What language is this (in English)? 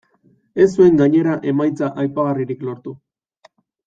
Basque